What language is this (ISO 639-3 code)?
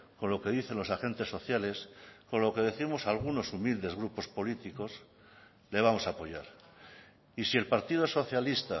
spa